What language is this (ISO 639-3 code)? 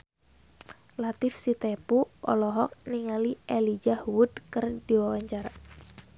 sun